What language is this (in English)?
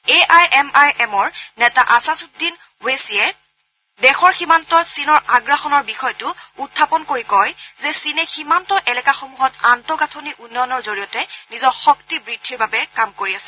Assamese